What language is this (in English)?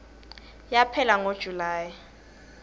Swati